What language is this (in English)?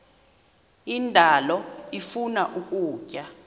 Xhosa